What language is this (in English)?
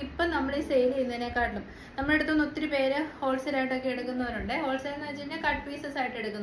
Malayalam